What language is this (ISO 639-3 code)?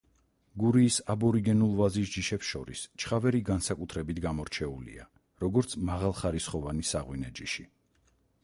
kat